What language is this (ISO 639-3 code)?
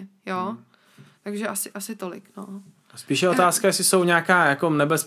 ces